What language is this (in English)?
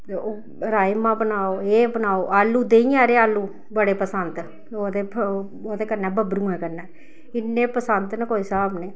Dogri